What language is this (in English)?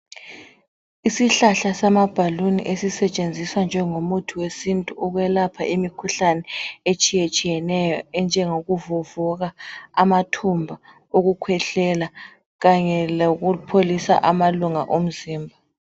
North Ndebele